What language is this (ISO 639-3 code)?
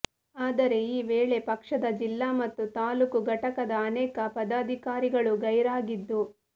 kan